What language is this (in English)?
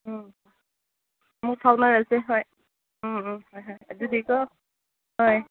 Manipuri